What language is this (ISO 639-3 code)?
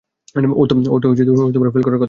ben